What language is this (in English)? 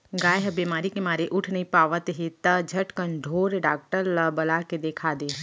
Chhattisgarhi